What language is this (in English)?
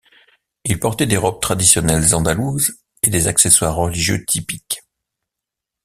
French